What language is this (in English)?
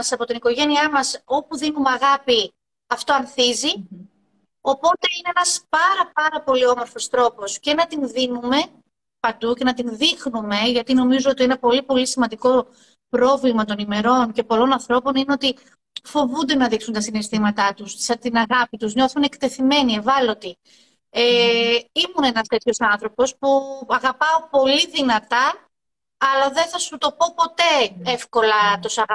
Greek